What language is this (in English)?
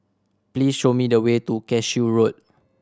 English